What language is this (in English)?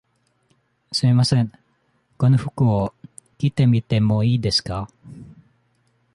Japanese